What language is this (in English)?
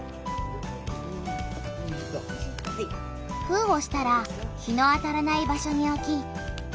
Japanese